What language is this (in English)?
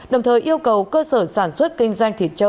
Vietnamese